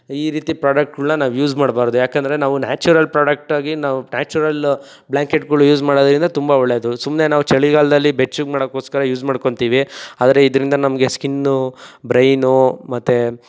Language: Kannada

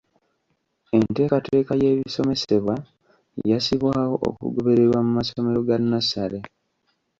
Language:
Ganda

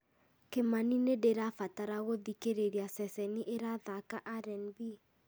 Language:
Kikuyu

